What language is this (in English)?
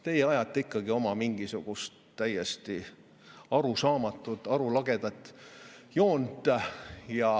Estonian